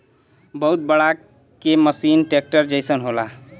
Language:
Bhojpuri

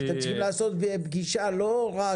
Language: Hebrew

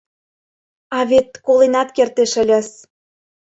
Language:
Mari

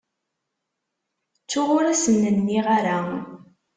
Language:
Kabyle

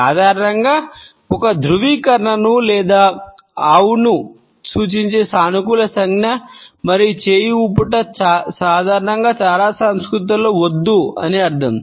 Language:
Telugu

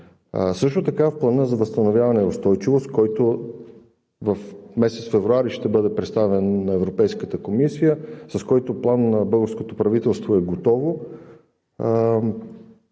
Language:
Bulgarian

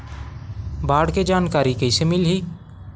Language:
Chhattisgarhi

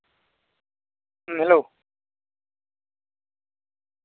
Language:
Santali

